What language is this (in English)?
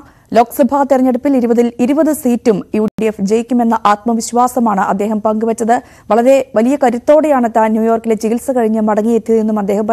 Malayalam